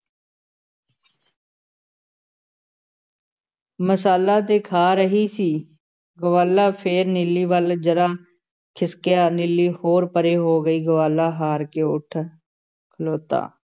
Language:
Punjabi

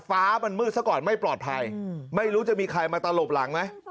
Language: Thai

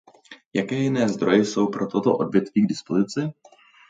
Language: Czech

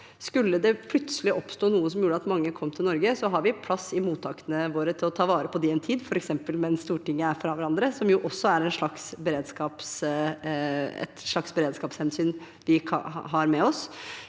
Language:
Norwegian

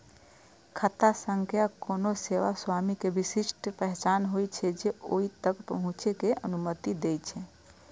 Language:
Maithili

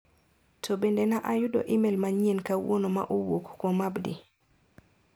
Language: Luo (Kenya and Tanzania)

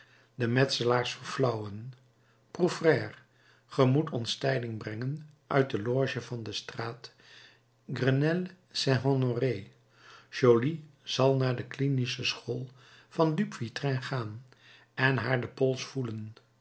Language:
Dutch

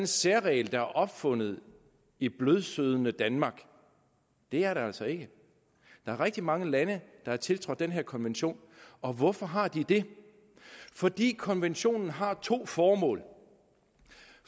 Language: Danish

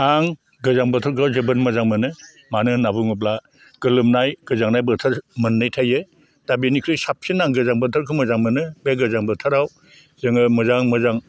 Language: Bodo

